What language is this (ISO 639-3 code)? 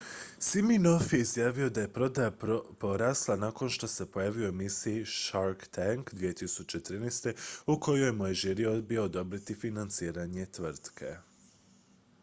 hrv